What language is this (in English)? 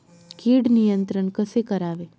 Marathi